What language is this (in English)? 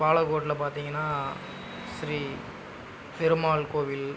Tamil